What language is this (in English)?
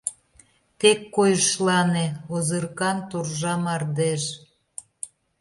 Mari